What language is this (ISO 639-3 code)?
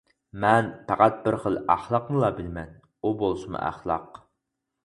uig